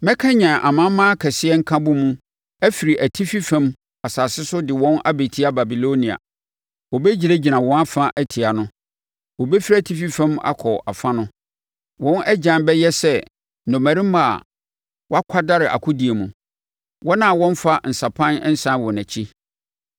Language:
Akan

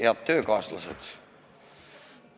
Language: Estonian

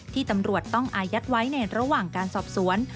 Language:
Thai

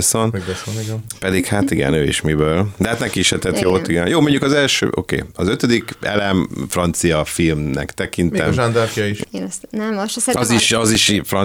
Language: Hungarian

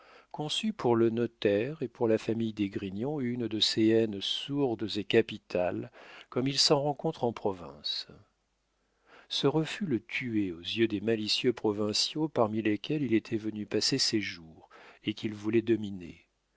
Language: French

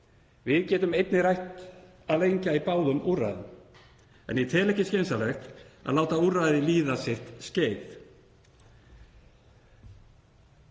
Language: Icelandic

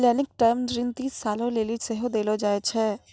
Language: Maithili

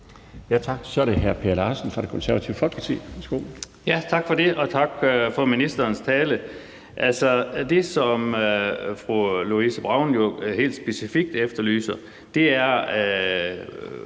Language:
Danish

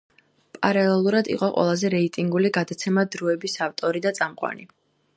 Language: Georgian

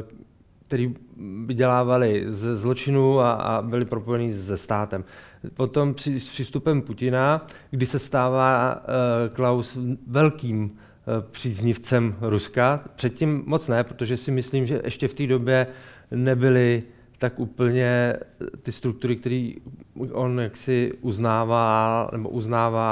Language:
Czech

